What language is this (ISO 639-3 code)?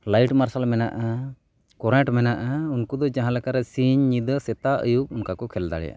sat